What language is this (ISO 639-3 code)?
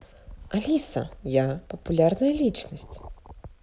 rus